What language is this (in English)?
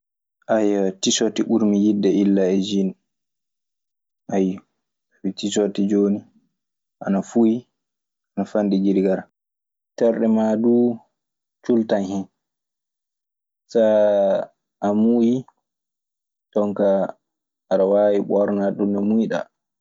Maasina Fulfulde